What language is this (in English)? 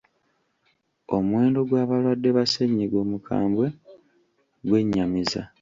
Ganda